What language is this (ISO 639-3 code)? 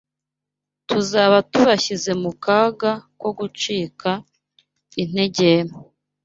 kin